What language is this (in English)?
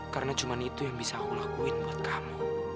Indonesian